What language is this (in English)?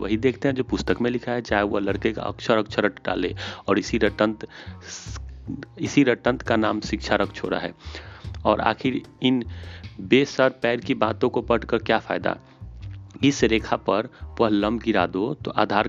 Hindi